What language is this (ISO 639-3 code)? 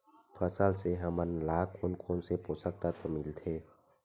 hne